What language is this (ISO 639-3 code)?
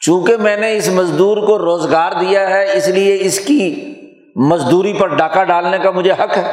urd